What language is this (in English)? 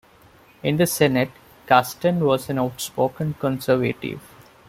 English